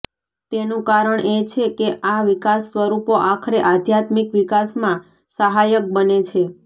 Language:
Gujarati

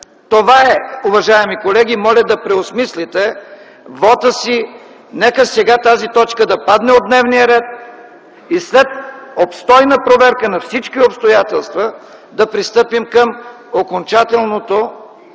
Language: Bulgarian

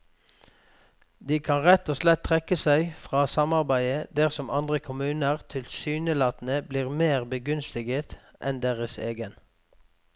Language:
Norwegian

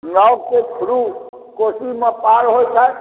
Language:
Maithili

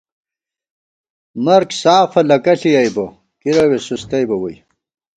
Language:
Gawar-Bati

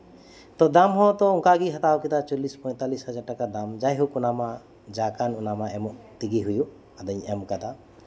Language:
Santali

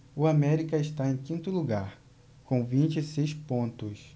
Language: Portuguese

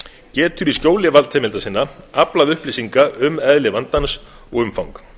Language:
Icelandic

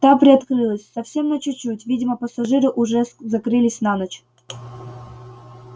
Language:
Russian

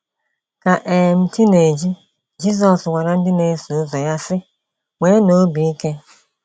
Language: Igbo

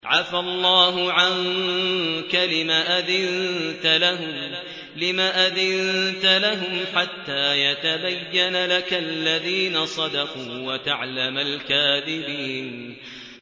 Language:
Arabic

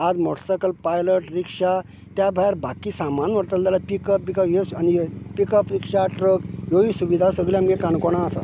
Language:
Konkani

